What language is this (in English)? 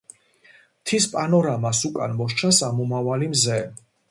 Georgian